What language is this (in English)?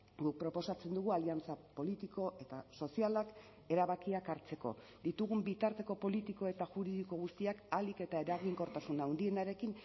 Basque